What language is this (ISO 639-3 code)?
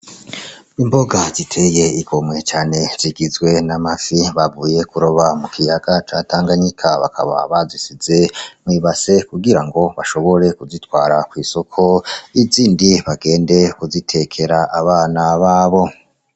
run